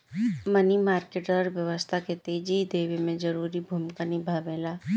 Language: Bhojpuri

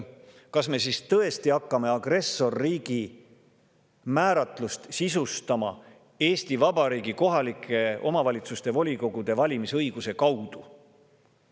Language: Estonian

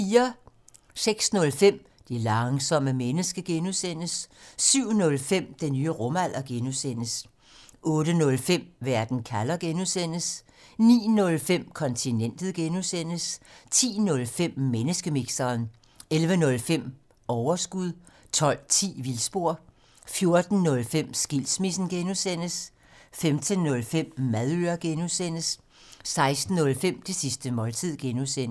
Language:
Danish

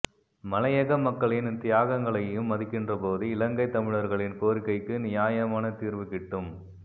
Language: Tamil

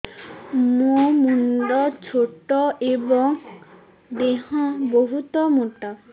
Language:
Odia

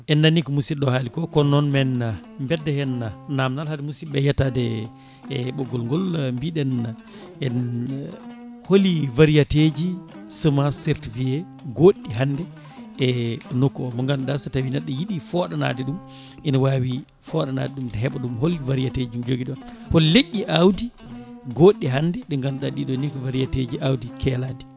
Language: Fula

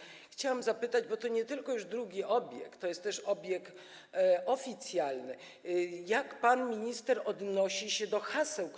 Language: Polish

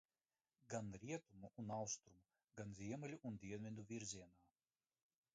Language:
Latvian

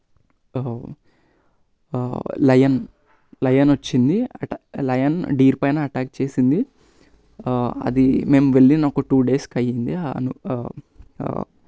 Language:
Telugu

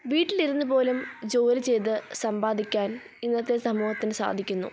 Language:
Malayalam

